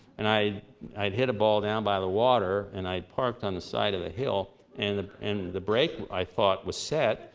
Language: English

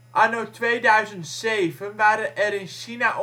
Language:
Dutch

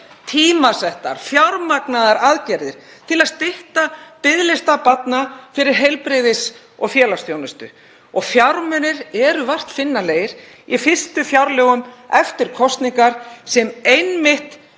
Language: Icelandic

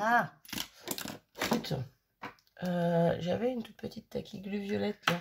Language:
French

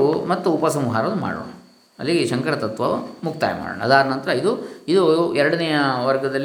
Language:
Kannada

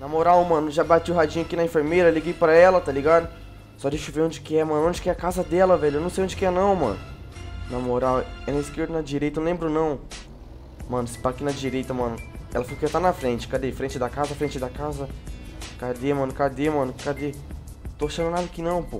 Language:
Portuguese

